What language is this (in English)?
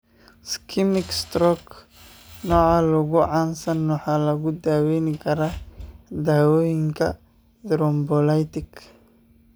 Somali